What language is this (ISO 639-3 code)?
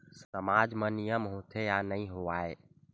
hne